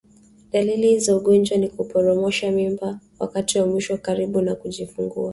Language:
Swahili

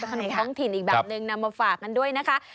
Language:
Thai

